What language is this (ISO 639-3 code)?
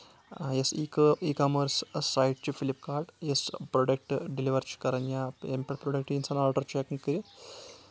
kas